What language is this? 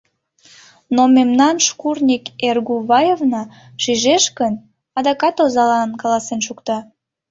Mari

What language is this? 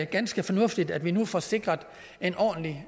Danish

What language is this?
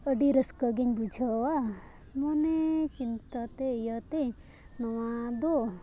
Santali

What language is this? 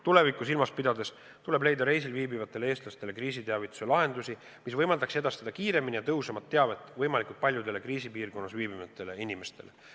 Estonian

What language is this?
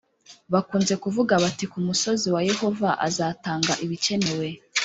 Kinyarwanda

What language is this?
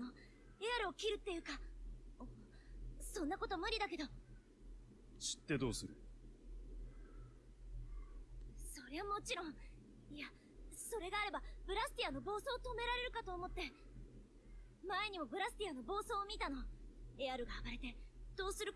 German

